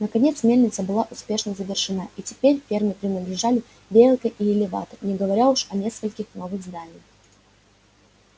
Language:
Russian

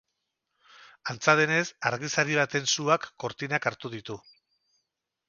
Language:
Basque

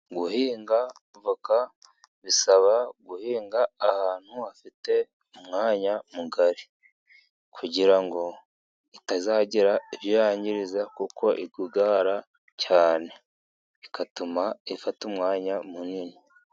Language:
Kinyarwanda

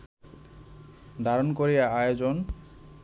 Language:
Bangla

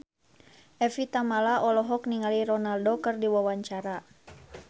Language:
Sundanese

